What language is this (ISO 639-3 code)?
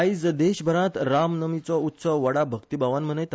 kok